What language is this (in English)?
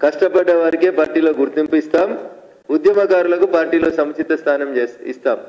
Telugu